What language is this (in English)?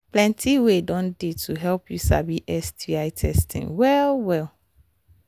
Nigerian Pidgin